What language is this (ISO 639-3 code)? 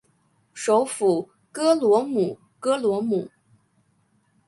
zho